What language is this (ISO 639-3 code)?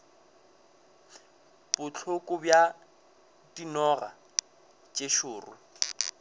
nso